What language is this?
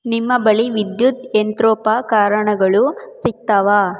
Kannada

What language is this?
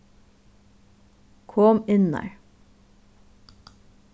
Faroese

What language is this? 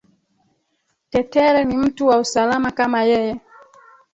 Swahili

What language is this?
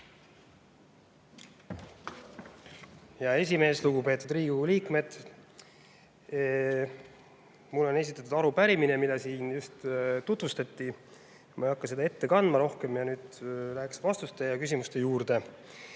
Estonian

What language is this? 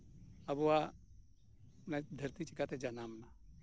Santali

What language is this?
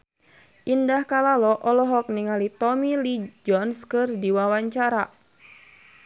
Sundanese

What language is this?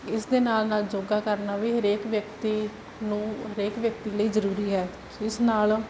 Punjabi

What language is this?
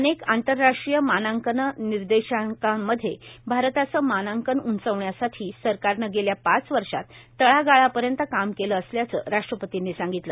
Marathi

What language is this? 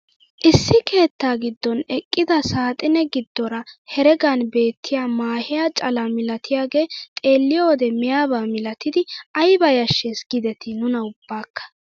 Wolaytta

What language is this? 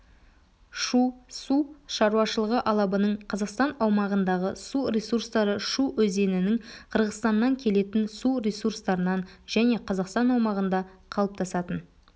Kazakh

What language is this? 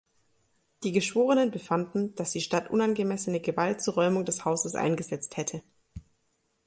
German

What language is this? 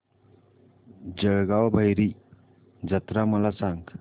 Marathi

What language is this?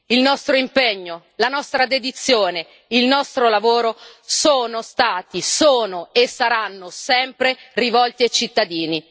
Italian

